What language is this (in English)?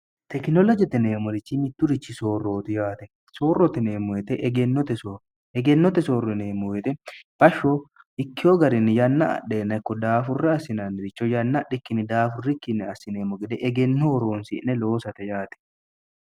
Sidamo